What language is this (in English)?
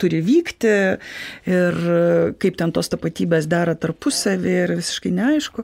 Lithuanian